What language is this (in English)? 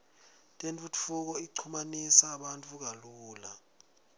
Swati